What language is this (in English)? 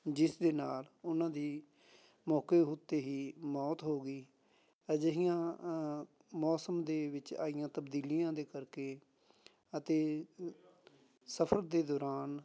Punjabi